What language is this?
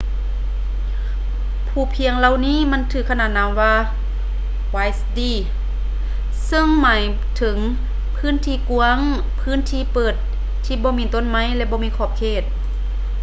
Lao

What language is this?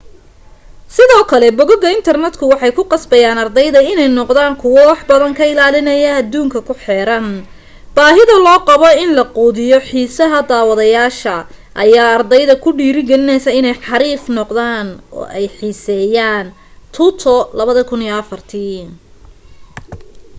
Somali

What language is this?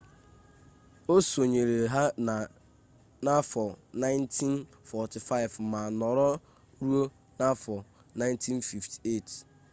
Igbo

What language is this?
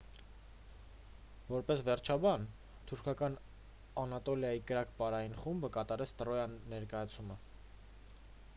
Armenian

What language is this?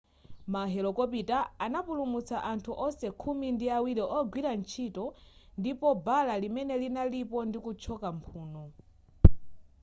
Nyanja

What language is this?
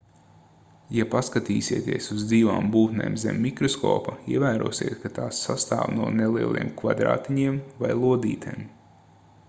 Latvian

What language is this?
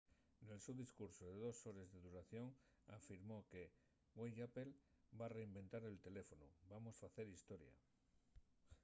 Asturian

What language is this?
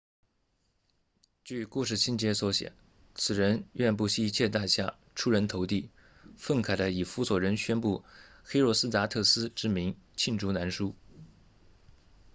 Chinese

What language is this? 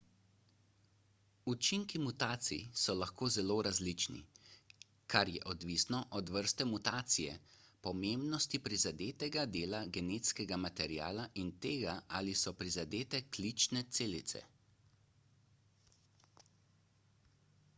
Slovenian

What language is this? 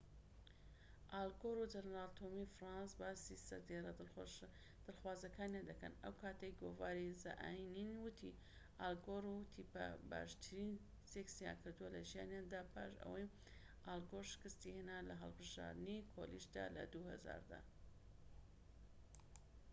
Central Kurdish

